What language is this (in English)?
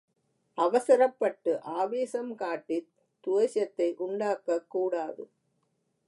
Tamil